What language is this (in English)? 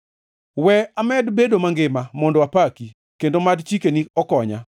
Luo (Kenya and Tanzania)